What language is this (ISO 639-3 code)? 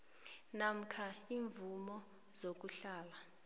nbl